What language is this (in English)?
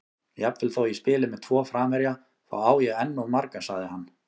Icelandic